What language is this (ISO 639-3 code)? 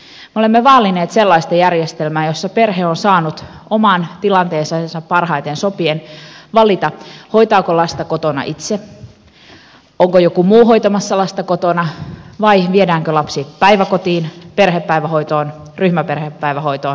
fin